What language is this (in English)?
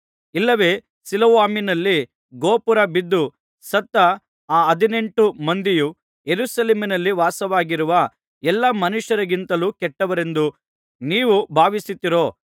Kannada